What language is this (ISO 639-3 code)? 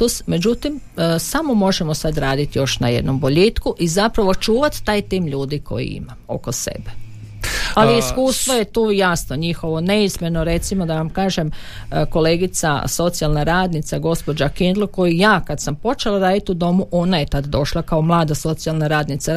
hrv